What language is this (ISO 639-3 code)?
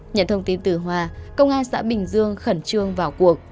vie